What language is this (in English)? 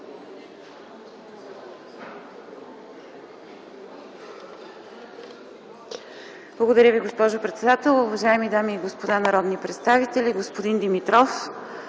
Bulgarian